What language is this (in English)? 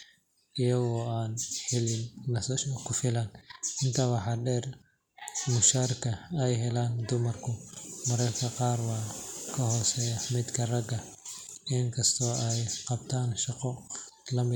Somali